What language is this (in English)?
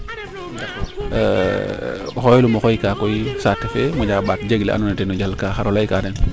Serer